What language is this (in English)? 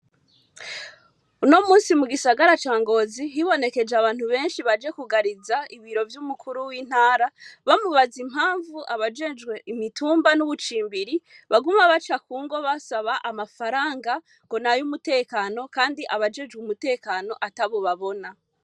Rundi